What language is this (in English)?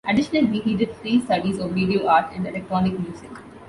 English